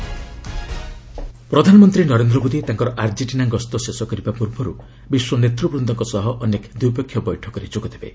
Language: Odia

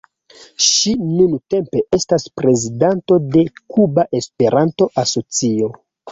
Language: Esperanto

